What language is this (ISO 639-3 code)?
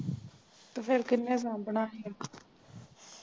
pan